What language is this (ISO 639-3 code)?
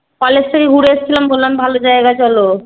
ben